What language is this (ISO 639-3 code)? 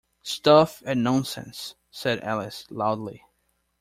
eng